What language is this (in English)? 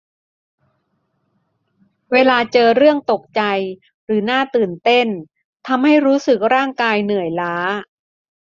Thai